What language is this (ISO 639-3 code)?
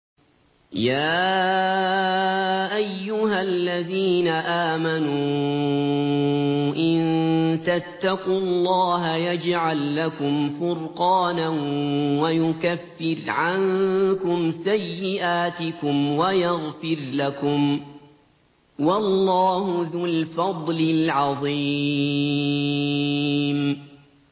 ara